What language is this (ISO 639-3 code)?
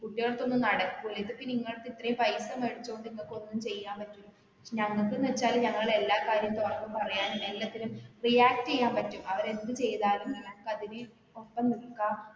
mal